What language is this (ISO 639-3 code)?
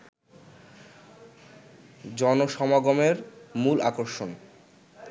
ben